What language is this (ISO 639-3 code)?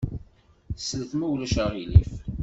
kab